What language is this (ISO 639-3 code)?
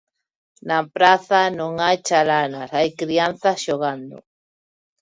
glg